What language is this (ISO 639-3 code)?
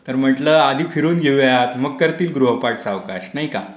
mar